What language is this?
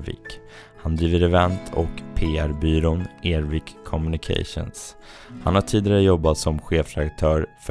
Swedish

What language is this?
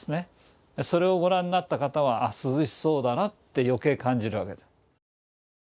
Japanese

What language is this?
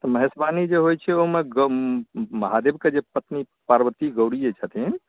Maithili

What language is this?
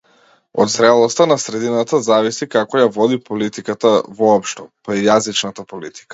Macedonian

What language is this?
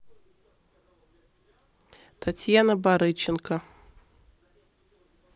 Russian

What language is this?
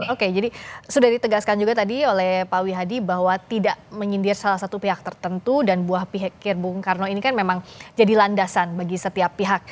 Indonesian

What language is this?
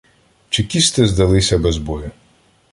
Ukrainian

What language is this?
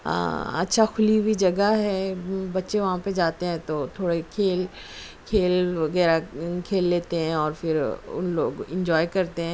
Urdu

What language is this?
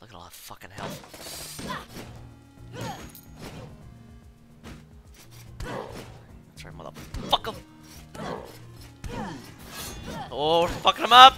English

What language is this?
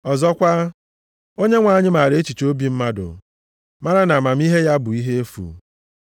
Igbo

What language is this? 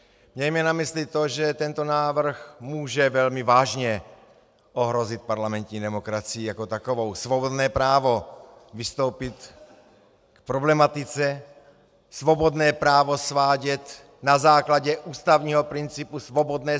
Czech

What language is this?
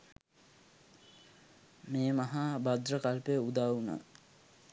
Sinhala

